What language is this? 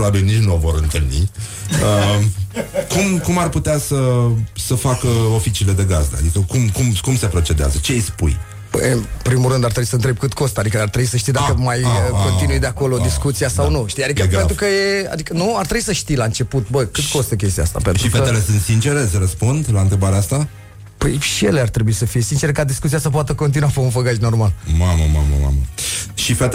Romanian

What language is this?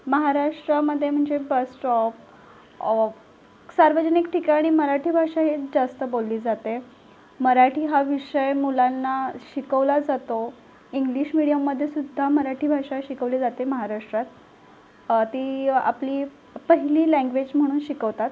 Marathi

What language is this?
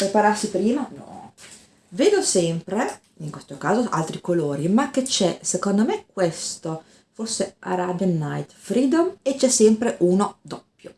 Italian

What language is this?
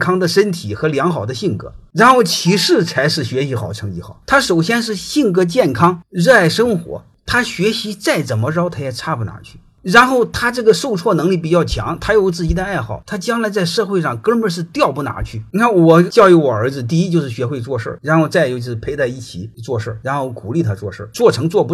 Chinese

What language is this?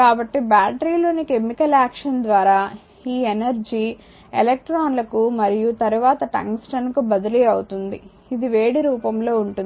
Telugu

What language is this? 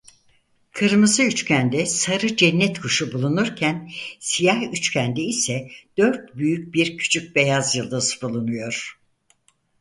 Turkish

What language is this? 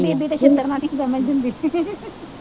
Punjabi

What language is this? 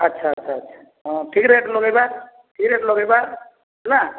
Odia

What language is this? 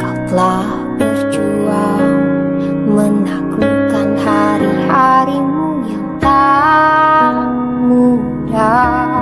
Indonesian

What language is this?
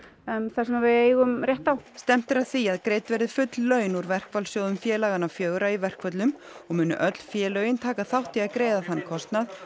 Icelandic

